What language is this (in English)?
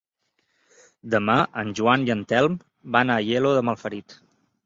Catalan